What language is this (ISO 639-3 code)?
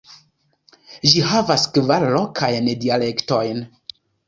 epo